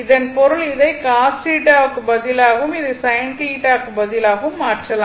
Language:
Tamil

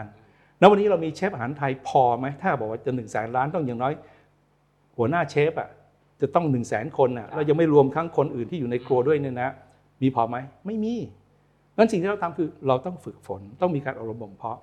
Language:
Thai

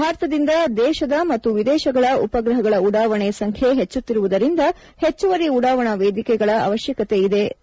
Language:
Kannada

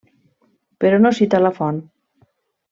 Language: Catalan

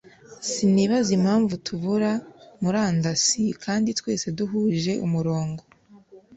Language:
Kinyarwanda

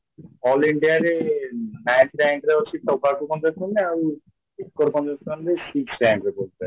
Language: Odia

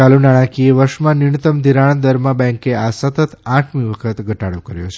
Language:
Gujarati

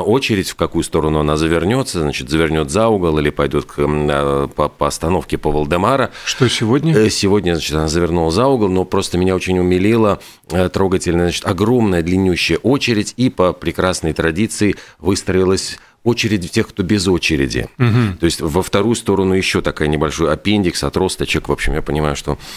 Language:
Russian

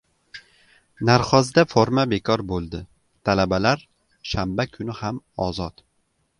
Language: Uzbek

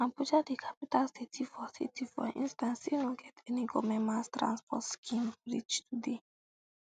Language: Nigerian Pidgin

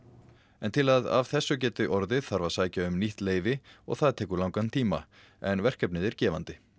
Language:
Icelandic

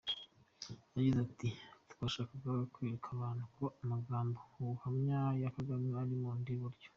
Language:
Kinyarwanda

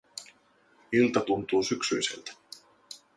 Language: Finnish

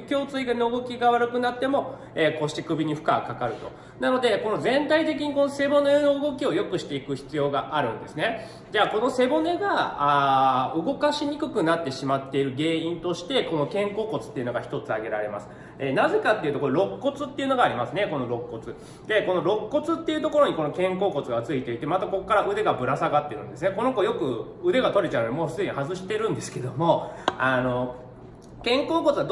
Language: Japanese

